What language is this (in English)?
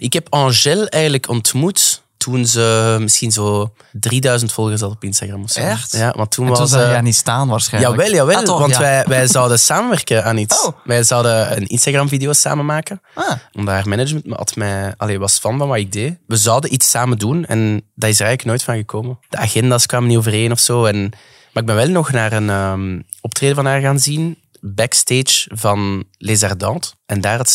Dutch